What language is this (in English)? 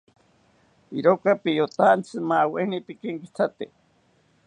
South Ucayali Ashéninka